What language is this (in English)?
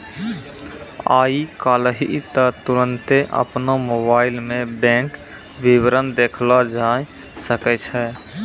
Maithili